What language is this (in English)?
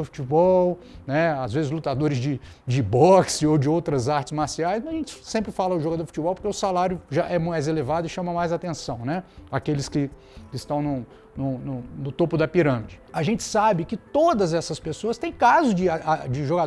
Portuguese